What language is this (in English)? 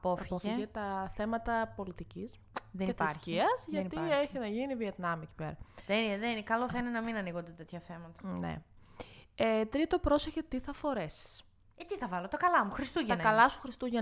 Greek